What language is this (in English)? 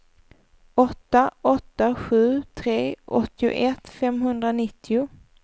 Swedish